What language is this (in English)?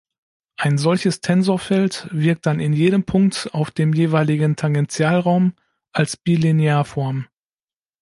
German